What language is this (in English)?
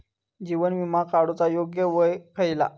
Marathi